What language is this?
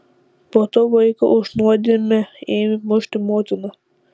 Lithuanian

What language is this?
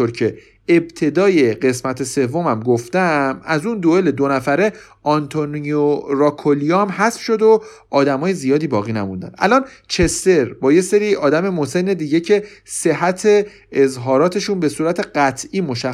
Persian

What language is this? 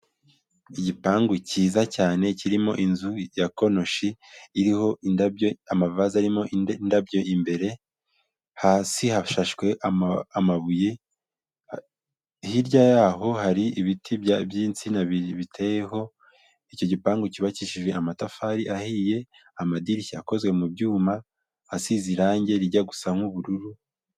Kinyarwanda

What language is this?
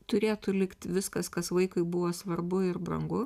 Lithuanian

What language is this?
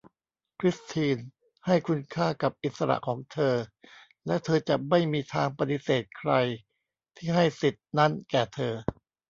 Thai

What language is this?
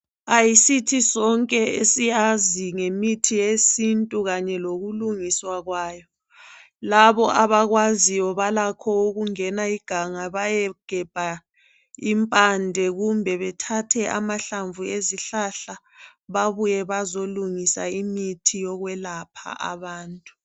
North Ndebele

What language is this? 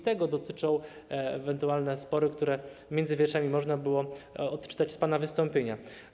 Polish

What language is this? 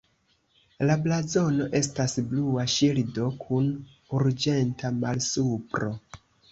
Esperanto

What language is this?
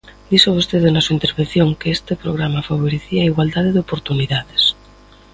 Galician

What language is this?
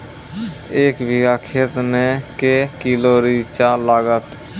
Maithili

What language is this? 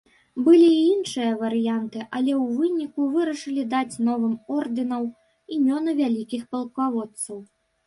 Belarusian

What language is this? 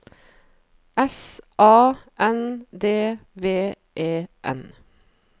Norwegian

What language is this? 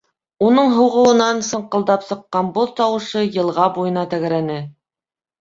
Bashkir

